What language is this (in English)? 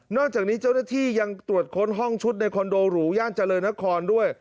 Thai